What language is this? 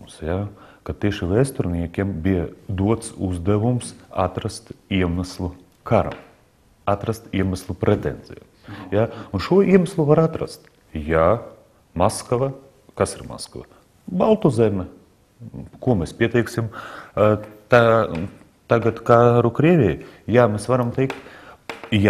Latvian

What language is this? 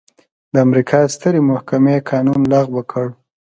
Pashto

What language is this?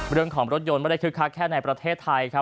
Thai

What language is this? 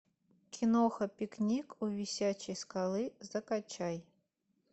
Russian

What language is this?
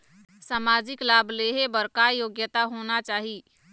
Chhattisgarhi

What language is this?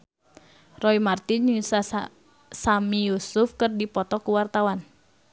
Sundanese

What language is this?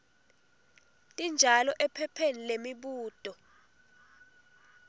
Swati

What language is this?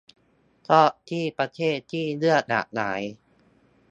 Thai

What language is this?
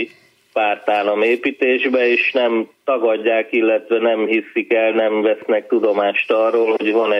Hungarian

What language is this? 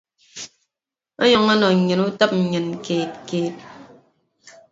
Ibibio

